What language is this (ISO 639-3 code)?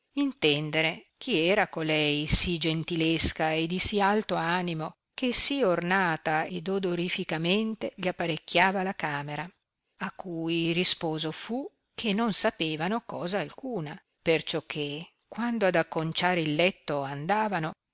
ita